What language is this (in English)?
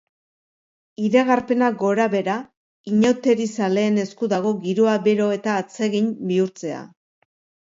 Basque